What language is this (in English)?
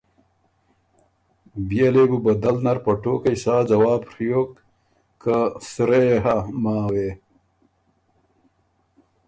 Ormuri